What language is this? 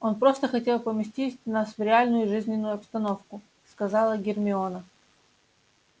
Russian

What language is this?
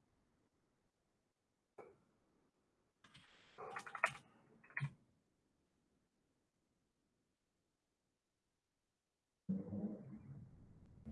Spanish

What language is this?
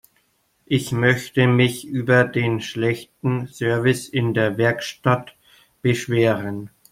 German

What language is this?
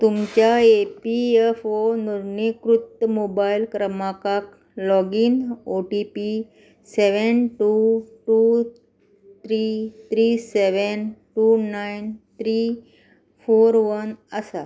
Konkani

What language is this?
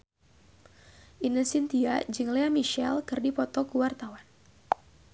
Sundanese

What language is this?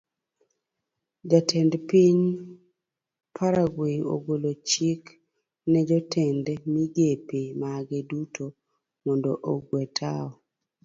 Luo (Kenya and Tanzania)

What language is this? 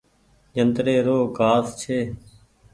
Goaria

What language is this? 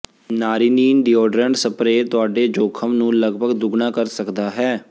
Punjabi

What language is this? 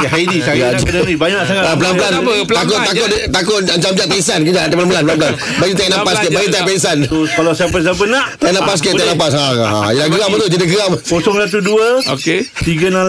Malay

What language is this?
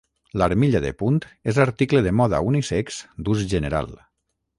Catalan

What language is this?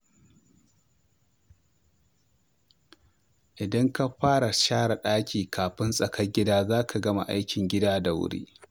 Hausa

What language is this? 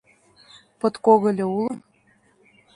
Mari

